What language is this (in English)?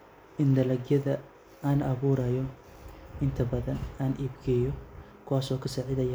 Somali